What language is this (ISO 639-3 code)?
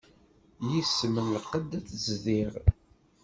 kab